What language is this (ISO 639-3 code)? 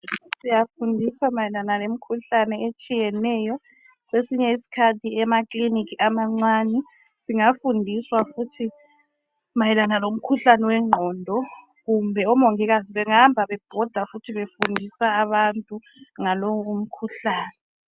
nde